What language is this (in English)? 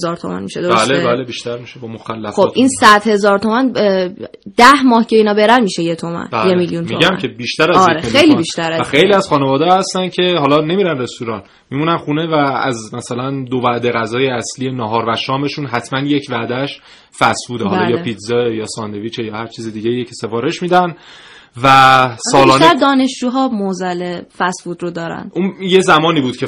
Persian